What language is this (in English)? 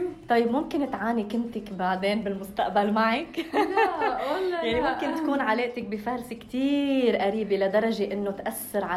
Arabic